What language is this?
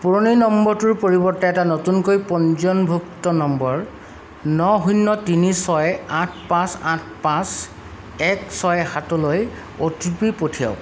Assamese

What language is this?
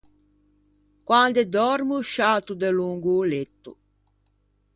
Ligurian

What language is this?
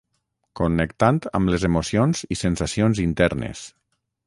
Catalan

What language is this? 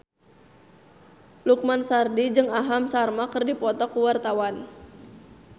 Sundanese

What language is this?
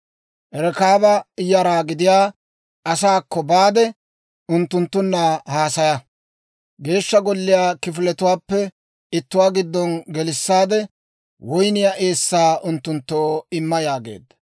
Dawro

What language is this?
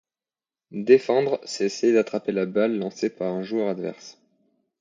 French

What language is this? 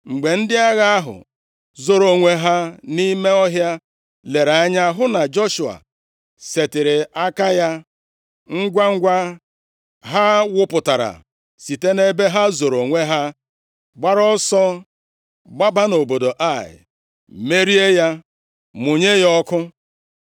Igbo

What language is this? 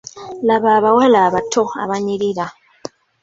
Ganda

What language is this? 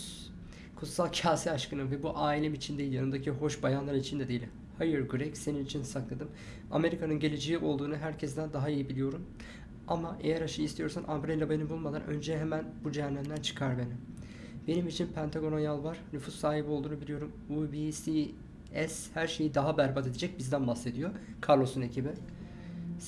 Turkish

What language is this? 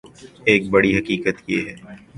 Urdu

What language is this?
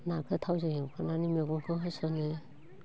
Bodo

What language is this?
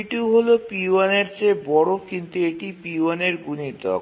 Bangla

